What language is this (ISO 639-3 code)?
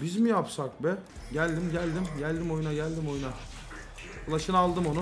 tur